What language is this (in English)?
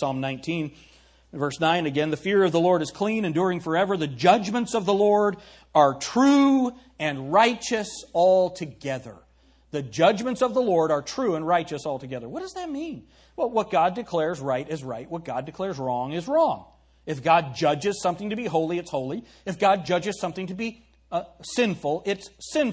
English